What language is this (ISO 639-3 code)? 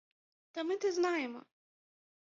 ukr